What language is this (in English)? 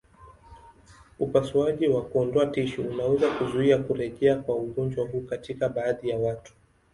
Swahili